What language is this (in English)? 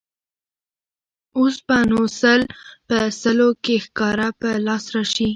Pashto